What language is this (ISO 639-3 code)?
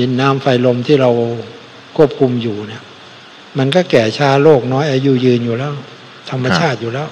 tha